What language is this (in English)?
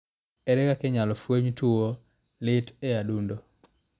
Luo (Kenya and Tanzania)